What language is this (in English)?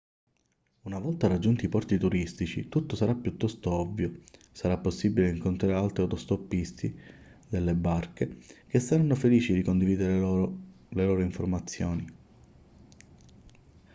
Italian